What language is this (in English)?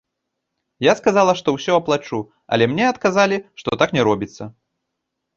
Belarusian